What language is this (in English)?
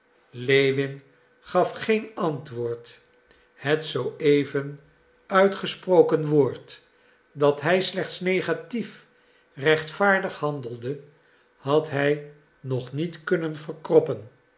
Dutch